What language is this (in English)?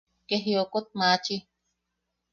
Yaqui